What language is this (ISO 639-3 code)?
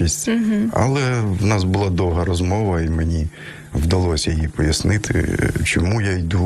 ukr